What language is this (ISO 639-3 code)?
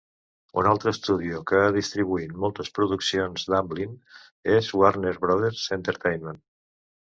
cat